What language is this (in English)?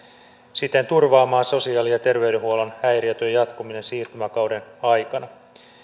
Finnish